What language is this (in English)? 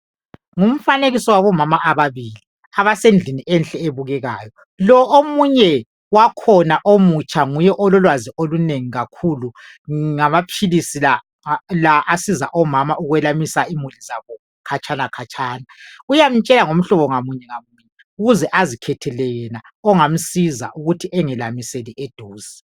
North Ndebele